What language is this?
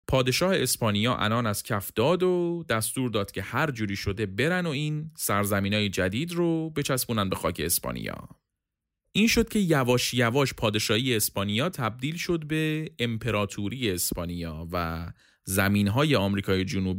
Persian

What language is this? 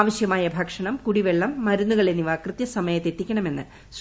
Malayalam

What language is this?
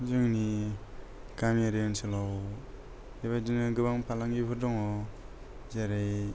Bodo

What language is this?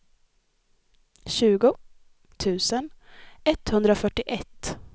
Swedish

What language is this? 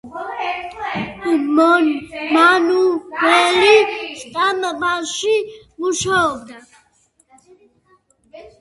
Georgian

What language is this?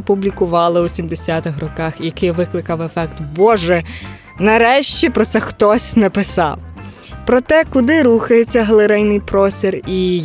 Ukrainian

